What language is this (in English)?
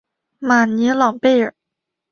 Chinese